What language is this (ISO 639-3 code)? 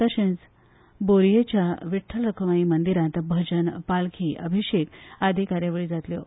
kok